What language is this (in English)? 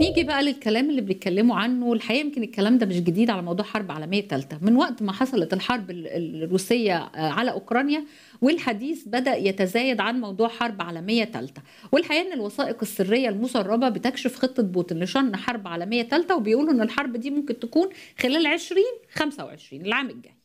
Arabic